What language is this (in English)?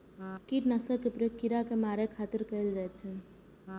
Maithili